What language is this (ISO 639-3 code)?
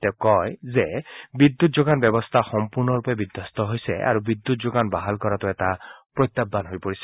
asm